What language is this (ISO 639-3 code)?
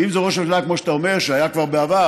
heb